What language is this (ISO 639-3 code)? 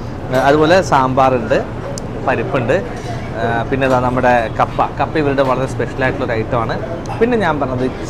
ara